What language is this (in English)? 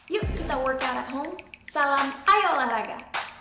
Indonesian